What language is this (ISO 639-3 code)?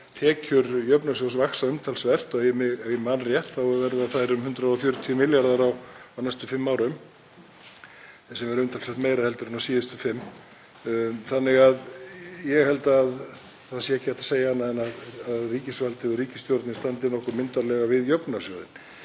isl